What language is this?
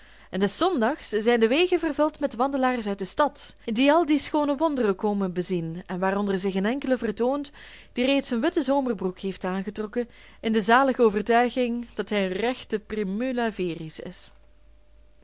Dutch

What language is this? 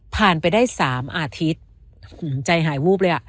Thai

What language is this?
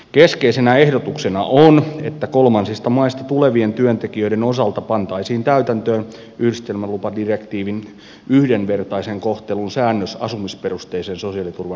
Finnish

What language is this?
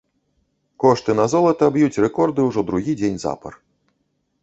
Belarusian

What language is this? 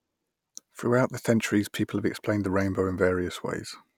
English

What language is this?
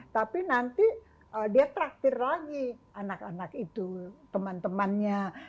Indonesian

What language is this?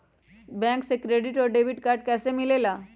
Magahi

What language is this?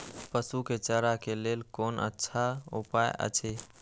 Maithili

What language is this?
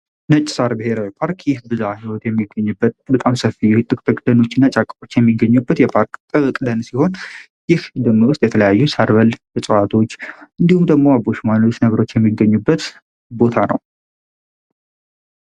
Amharic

